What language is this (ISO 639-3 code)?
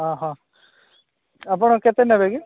ori